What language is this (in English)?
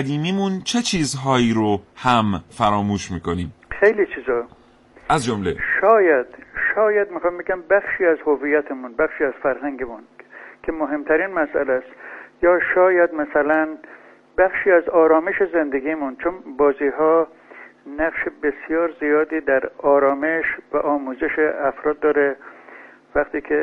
Persian